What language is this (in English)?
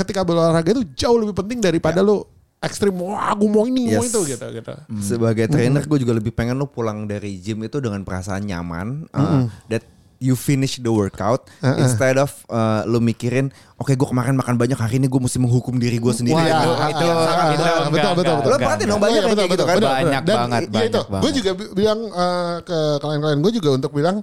Indonesian